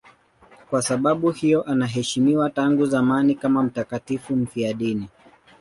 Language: Swahili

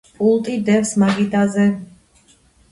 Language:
Georgian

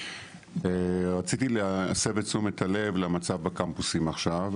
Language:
Hebrew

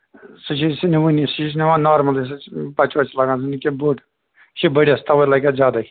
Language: Kashmiri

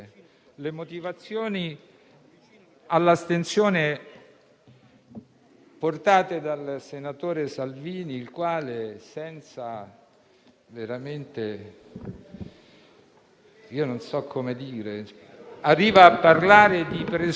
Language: Italian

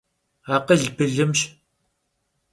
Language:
Kabardian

